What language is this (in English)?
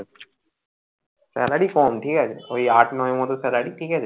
Bangla